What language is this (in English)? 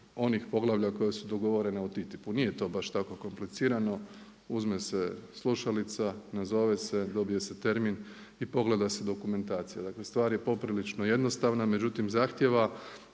Croatian